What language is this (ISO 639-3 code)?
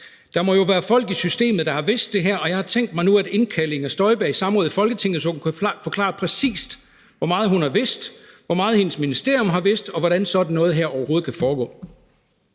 dan